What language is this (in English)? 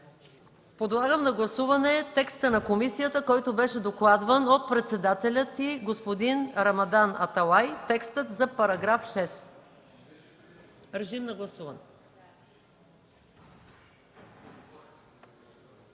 Bulgarian